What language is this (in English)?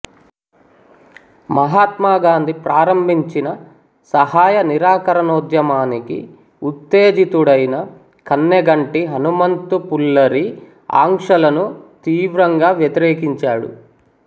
Telugu